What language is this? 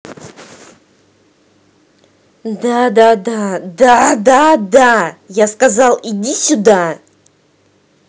Russian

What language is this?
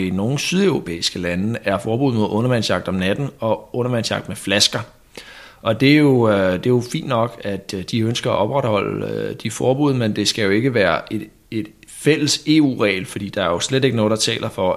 Danish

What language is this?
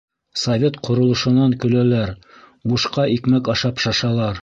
Bashkir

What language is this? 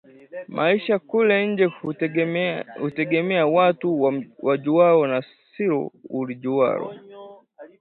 Swahili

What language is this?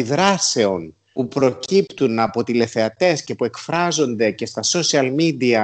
Greek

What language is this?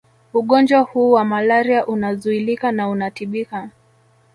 Swahili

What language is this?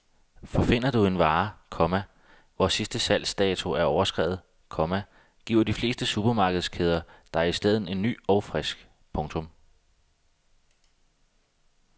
Danish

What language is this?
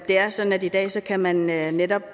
Danish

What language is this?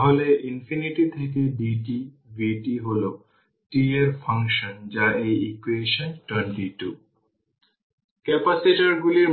Bangla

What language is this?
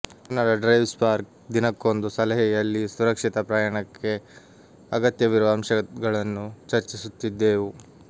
Kannada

